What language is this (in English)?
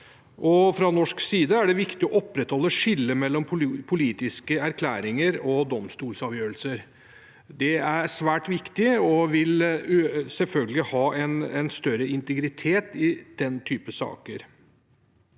Norwegian